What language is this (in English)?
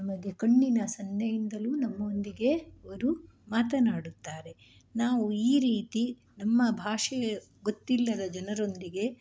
Kannada